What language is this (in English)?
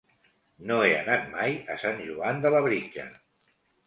Catalan